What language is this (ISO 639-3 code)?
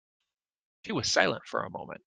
eng